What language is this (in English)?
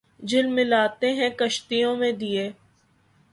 Urdu